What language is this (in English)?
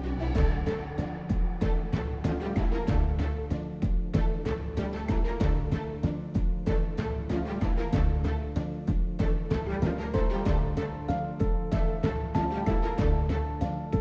Indonesian